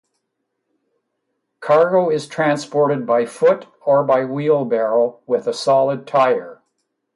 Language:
English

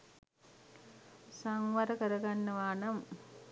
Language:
Sinhala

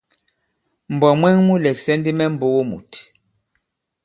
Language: Bankon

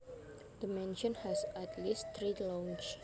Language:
Javanese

